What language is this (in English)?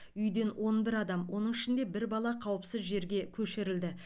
Kazakh